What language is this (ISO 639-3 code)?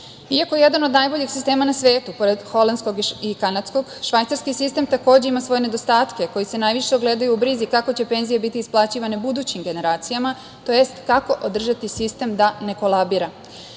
srp